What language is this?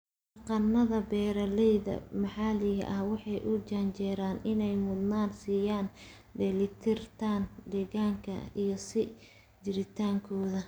Somali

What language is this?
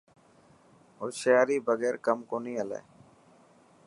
Dhatki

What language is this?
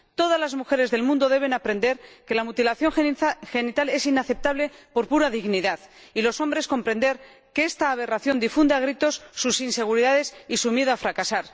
Spanish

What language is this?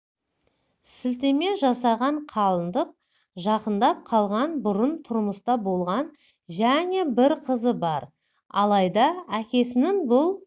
Kazakh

